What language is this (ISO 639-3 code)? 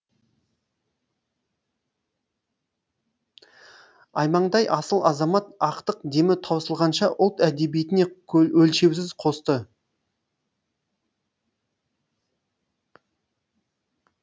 kaz